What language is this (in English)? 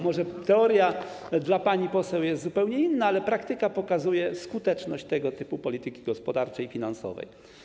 Polish